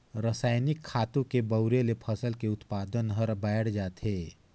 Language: Chhattisgarhi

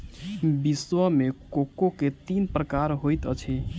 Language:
Maithili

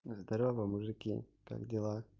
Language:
Russian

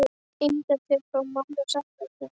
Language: Icelandic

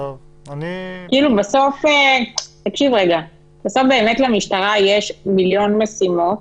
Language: Hebrew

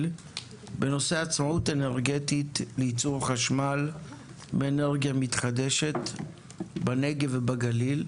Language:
Hebrew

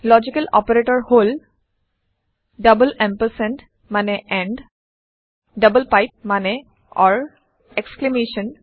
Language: Assamese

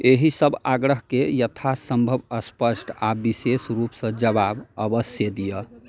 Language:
Maithili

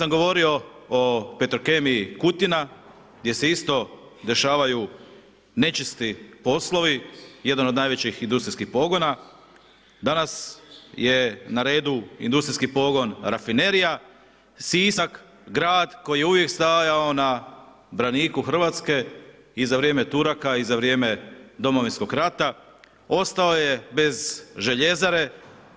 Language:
Croatian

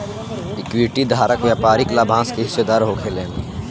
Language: Bhojpuri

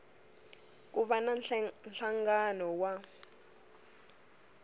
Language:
Tsonga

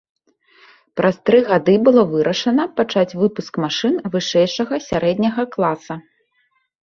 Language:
Belarusian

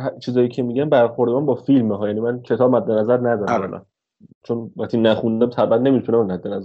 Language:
Persian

